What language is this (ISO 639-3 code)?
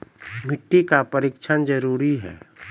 mai